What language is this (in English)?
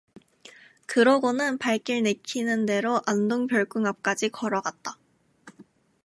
Korean